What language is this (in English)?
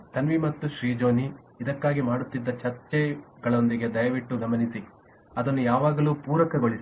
Kannada